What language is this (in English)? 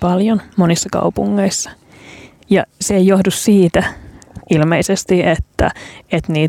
Finnish